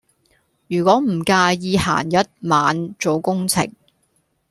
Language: Cantonese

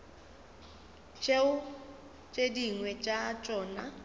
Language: Northern Sotho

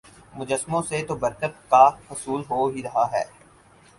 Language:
Urdu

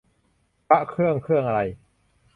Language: Thai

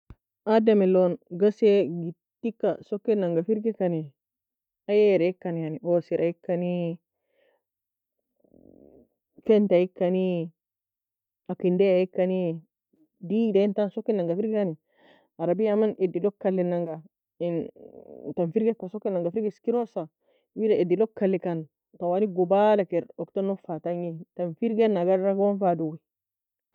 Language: Nobiin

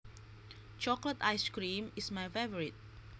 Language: Javanese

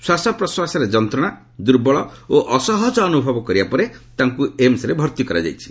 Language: Odia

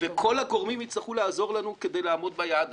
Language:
Hebrew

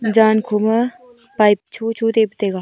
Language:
Wancho Naga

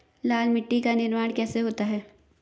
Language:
Hindi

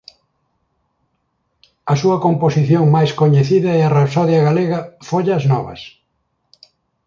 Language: Galician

